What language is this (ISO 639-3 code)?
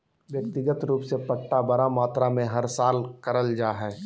mag